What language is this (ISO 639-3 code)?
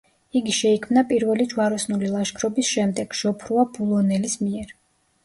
kat